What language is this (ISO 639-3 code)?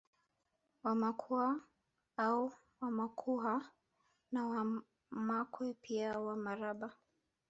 swa